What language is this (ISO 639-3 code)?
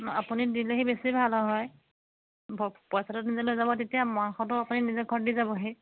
asm